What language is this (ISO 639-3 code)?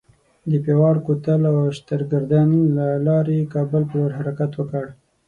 pus